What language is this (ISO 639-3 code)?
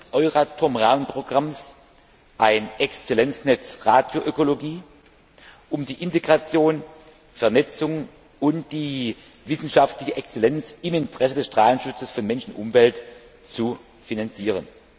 deu